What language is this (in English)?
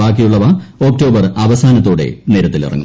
Malayalam